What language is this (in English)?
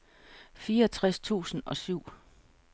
Danish